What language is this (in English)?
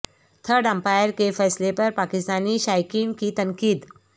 Urdu